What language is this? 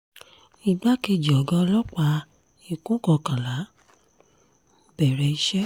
Yoruba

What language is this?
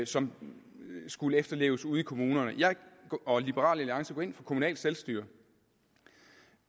Danish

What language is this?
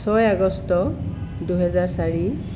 Assamese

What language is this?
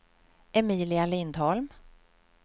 Swedish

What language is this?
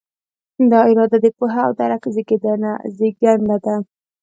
Pashto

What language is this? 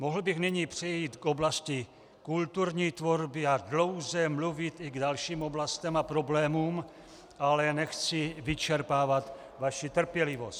Czech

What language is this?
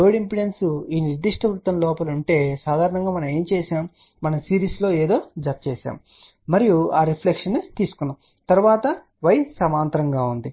Telugu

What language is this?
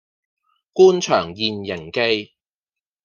Cantonese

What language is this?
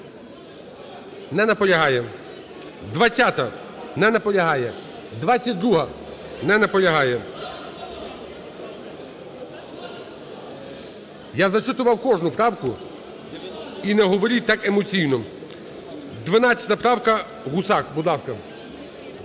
Ukrainian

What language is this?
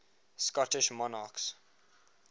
English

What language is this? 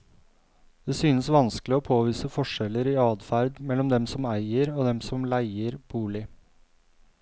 Norwegian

